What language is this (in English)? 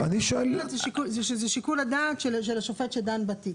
Hebrew